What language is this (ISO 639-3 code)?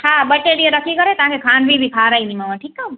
snd